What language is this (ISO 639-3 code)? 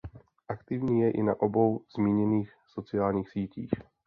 ces